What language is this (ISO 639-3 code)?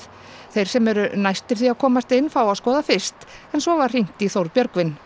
isl